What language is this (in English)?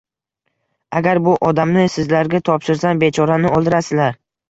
Uzbek